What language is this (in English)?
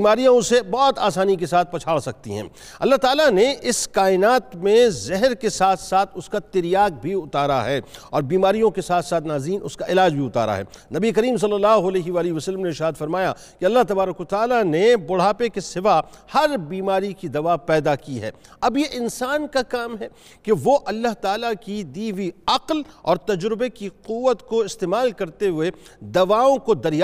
Urdu